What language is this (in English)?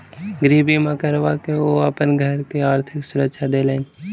Maithili